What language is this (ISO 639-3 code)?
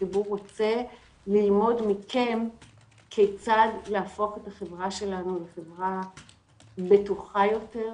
heb